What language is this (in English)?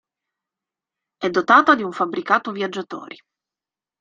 Italian